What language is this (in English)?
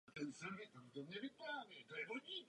Czech